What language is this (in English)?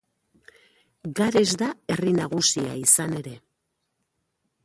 Basque